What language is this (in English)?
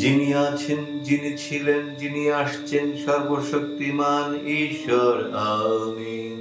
Romanian